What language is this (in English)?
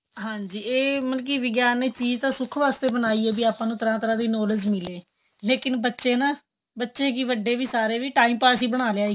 Punjabi